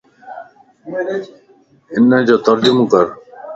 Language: Lasi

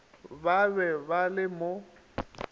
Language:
Northern Sotho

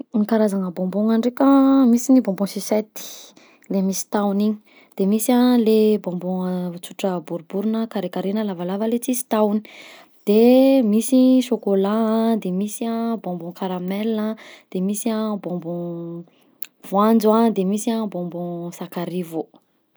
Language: Southern Betsimisaraka Malagasy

